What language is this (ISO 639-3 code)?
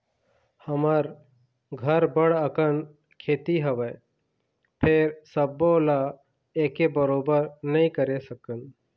hne